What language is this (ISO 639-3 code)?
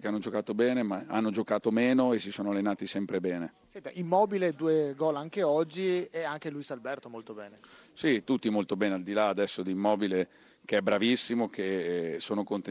ita